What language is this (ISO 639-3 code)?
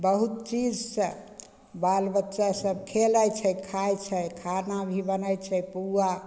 mai